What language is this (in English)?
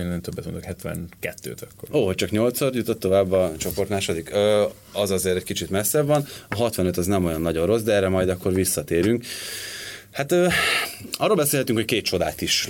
Hungarian